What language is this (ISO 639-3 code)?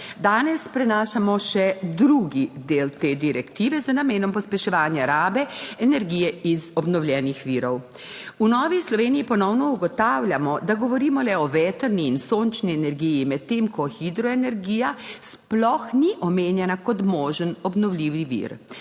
slv